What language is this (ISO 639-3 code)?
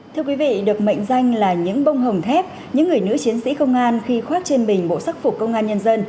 vie